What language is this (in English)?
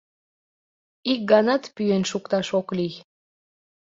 Mari